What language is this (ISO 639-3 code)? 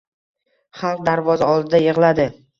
uzb